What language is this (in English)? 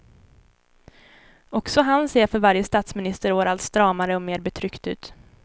Swedish